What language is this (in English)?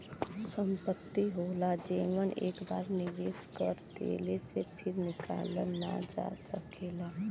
Bhojpuri